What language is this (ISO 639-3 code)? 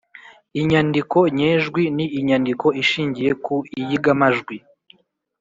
kin